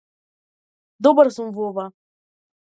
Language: Macedonian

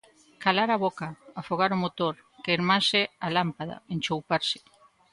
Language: Galician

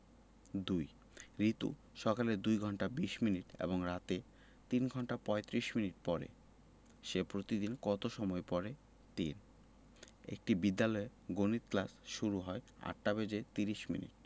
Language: Bangla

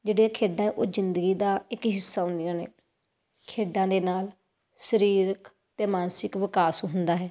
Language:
Punjabi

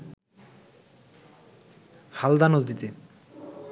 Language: Bangla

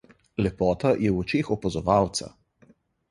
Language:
Slovenian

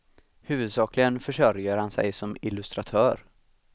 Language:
Swedish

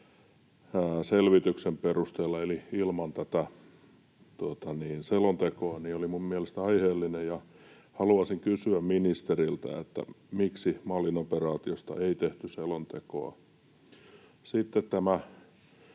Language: Finnish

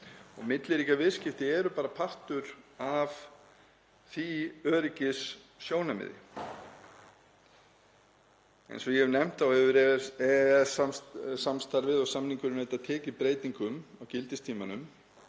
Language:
Icelandic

